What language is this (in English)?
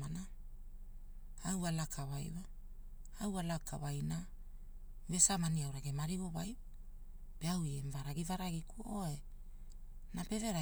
Hula